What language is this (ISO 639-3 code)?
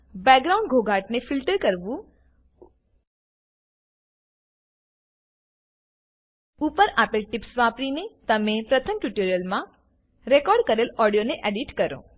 guj